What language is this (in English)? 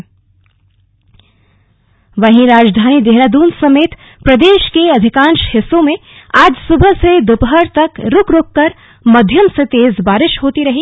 Hindi